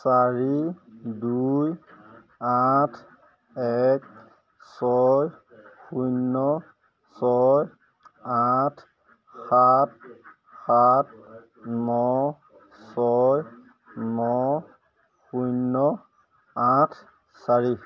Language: Assamese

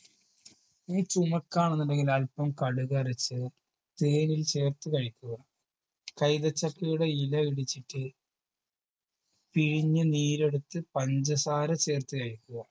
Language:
Malayalam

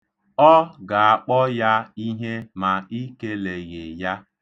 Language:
Igbo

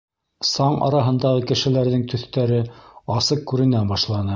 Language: Bashkir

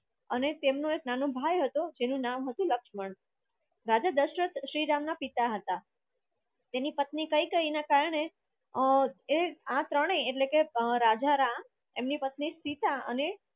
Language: Gujarati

